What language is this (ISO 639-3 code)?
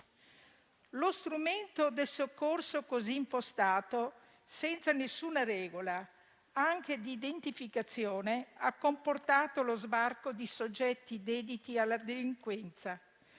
ita